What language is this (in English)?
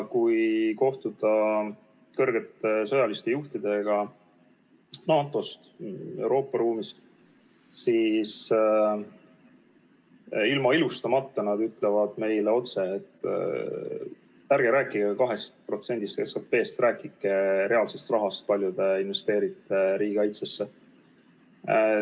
Estonian